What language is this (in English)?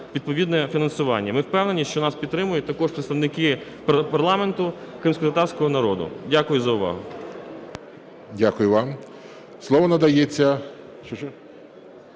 Ukrainian